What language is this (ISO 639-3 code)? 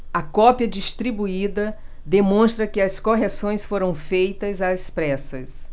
por